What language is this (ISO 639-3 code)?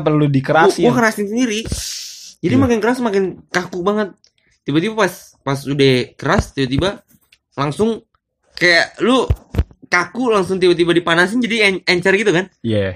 ind